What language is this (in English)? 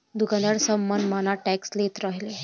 Bhojpuri